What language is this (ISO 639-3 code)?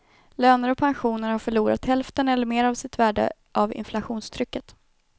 swe